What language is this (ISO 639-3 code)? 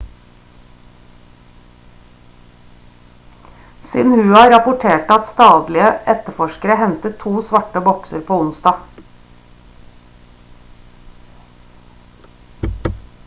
nob